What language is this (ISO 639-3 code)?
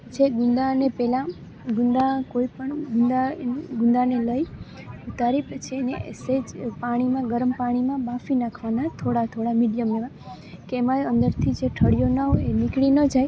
guj